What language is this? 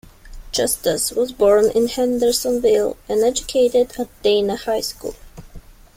English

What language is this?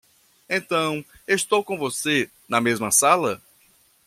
Portuguese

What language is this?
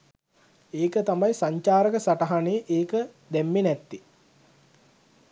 Sinhala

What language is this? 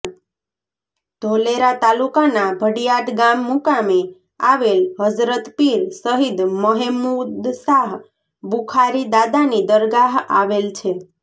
Gujarati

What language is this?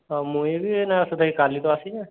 Odia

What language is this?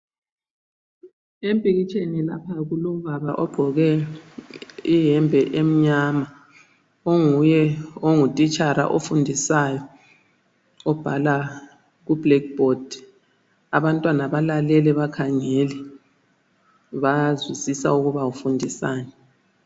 North Ndebele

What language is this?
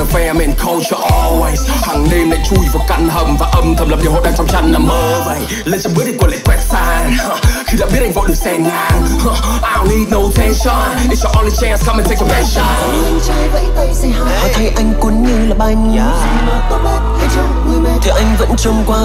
Vietnamese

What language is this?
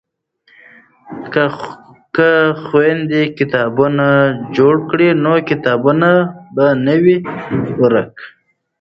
Pashto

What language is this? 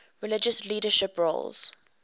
English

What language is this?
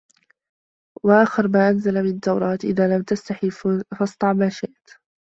Arabic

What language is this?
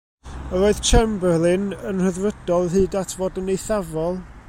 Welsh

